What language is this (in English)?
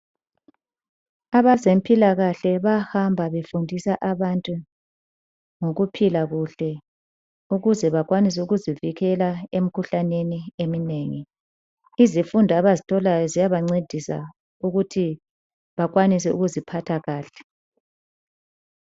North Ndebele